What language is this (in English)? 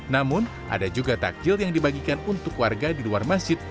Indonesian